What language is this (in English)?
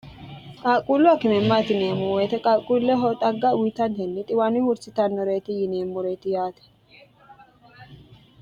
Sidamo